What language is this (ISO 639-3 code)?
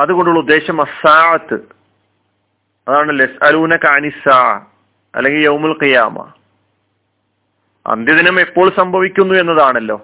mal